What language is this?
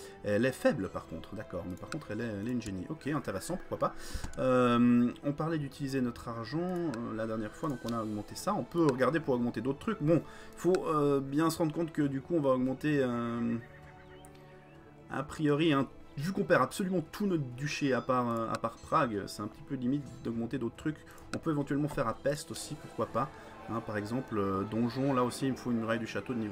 French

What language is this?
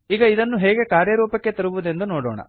Kannada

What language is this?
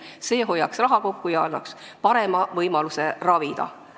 Estonian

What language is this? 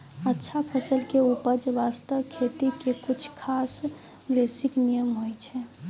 Maithili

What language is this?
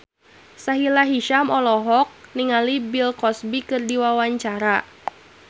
Sundanese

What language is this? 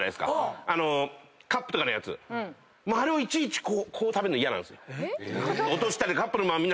Japanese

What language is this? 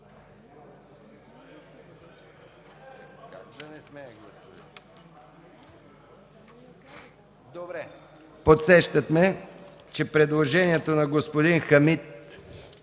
Bulgarian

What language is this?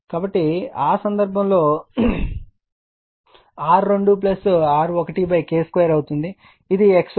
Telugu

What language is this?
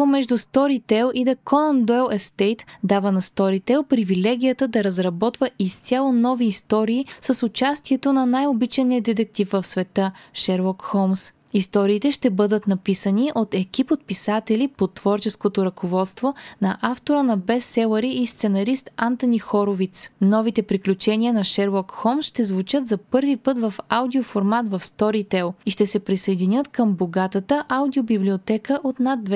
Bulgarian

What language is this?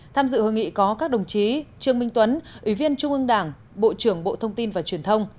Vietnamese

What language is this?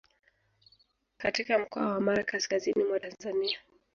Swahili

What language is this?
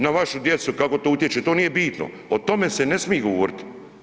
Croatian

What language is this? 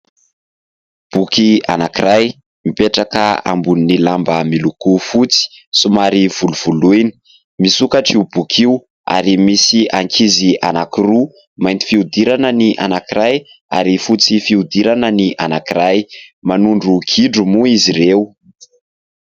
Malagasy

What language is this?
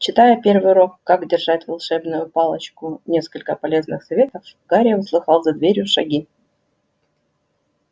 Russian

